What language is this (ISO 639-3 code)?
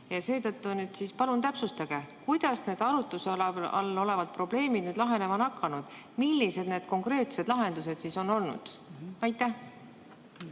est